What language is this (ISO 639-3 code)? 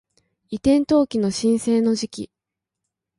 jpn